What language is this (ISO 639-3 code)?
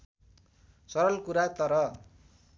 nep